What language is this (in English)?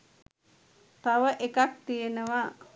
Sinhala